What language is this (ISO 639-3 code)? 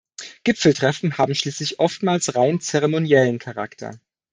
deu